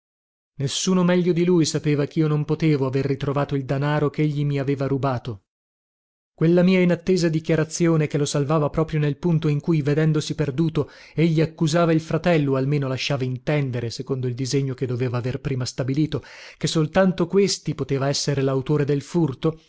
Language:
Italian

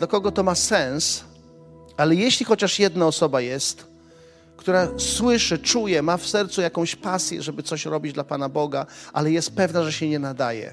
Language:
Polish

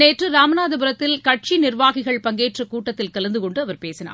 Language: Tamil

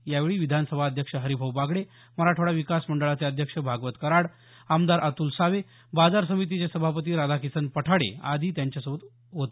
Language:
Marathi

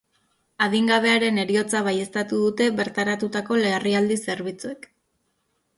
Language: Basque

